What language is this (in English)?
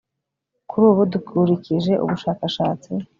Kinyarwanda